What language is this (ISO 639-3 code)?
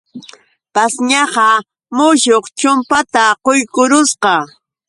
qux